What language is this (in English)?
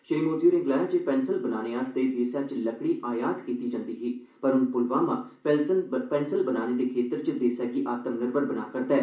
Dogri